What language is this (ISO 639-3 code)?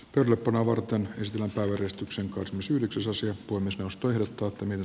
fin